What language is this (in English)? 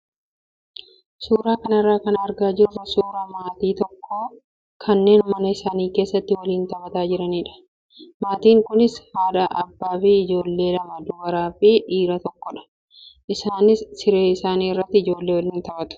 Oromo